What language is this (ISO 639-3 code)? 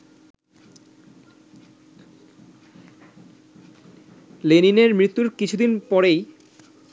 ben